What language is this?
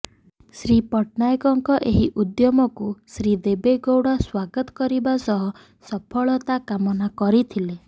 Odia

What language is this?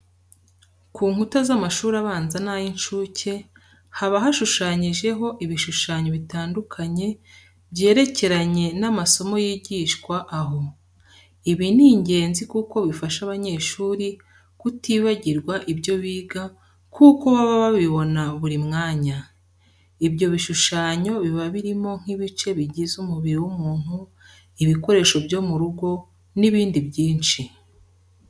Kinyarwanda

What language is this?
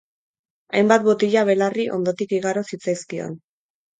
Basque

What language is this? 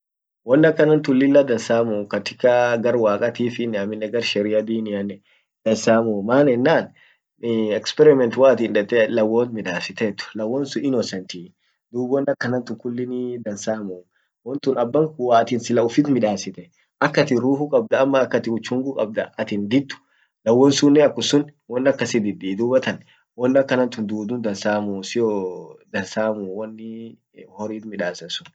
Orma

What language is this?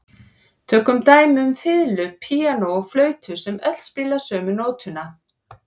Icelandic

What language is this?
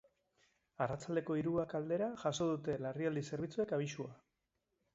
Basque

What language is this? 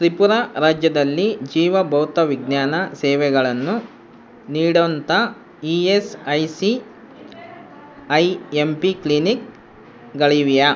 Kannada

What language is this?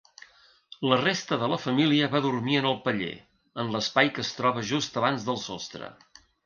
Catalan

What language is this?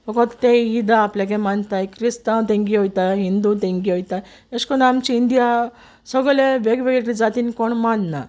Konkani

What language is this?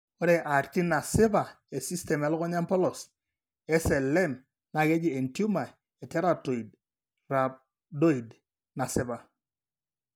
Masai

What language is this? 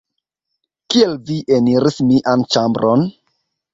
Esperanto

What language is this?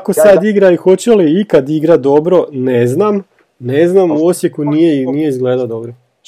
Croatian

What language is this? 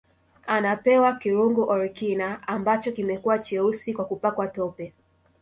Swahili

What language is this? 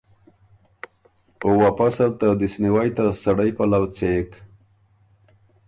Ormuri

